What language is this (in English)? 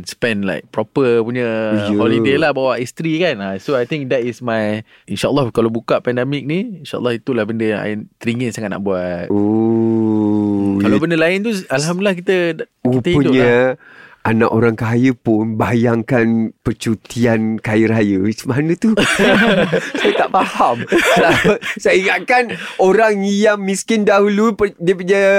Malay